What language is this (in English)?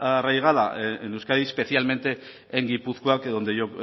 Spanish